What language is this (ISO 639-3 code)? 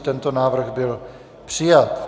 ces